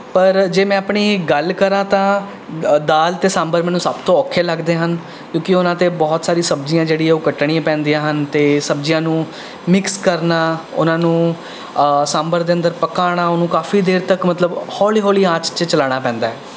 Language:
Punjabi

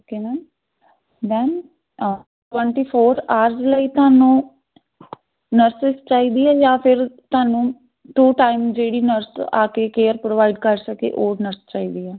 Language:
Punjabi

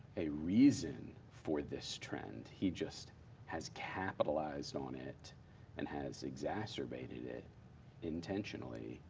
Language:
English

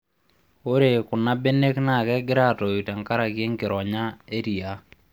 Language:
Masai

